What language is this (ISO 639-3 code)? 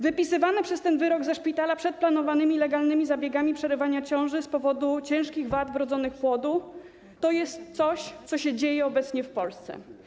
pol